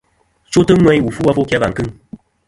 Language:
Kom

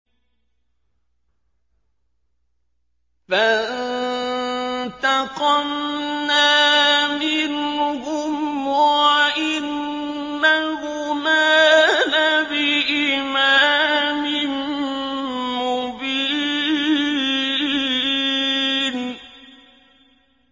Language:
Arabic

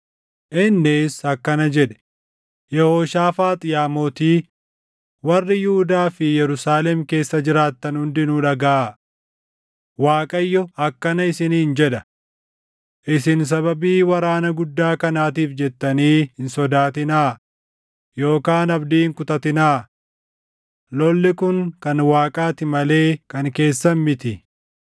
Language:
Oromo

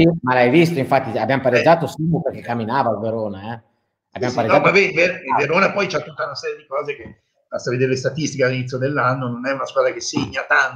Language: Italian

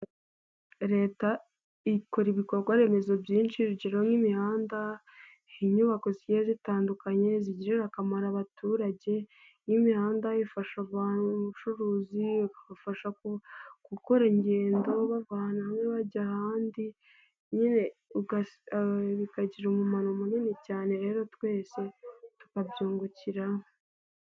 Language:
Kinyarwanda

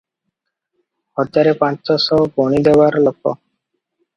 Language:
Odia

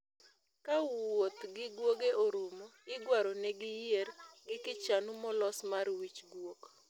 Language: Luo (Kenya and Tanzania)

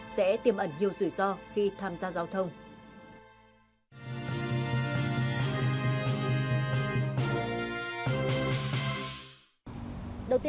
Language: Vietnamese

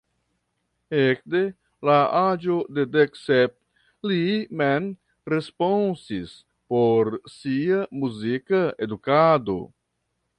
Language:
Esperanto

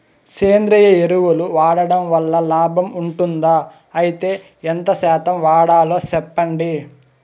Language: Telugu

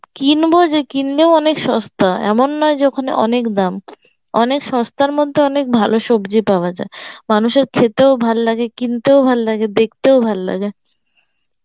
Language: Bangla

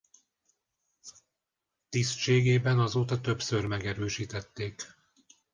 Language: Hungarian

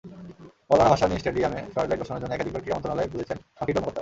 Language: Bangla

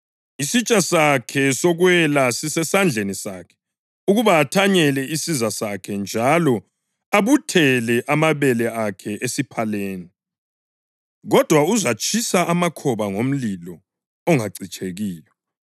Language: North Ndebele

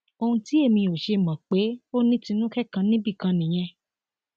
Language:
Yoruba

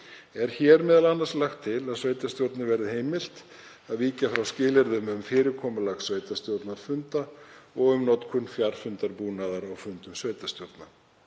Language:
Icelandic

